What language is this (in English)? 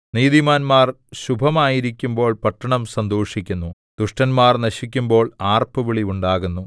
Malayalam